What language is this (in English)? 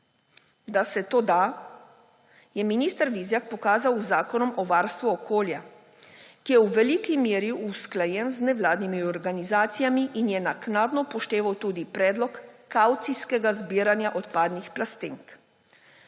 Slovenian